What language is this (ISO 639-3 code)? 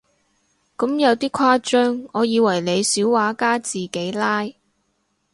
yue